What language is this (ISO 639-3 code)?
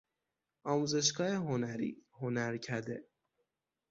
fas